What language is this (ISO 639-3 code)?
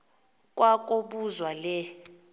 xho